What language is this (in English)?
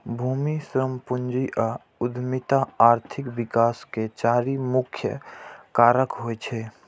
Maithili